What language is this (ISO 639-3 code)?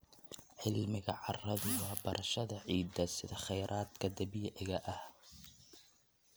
som